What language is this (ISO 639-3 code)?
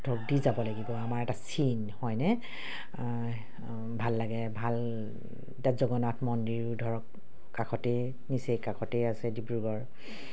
asm